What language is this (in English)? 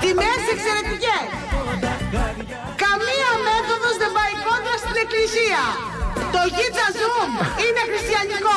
Greek